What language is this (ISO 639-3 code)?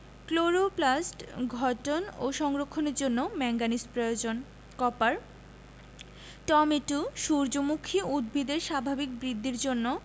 ben